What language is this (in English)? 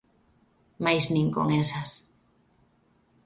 Galician